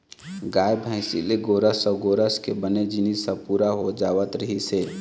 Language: Chhattisgarhi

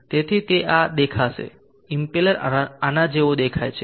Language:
Gujarati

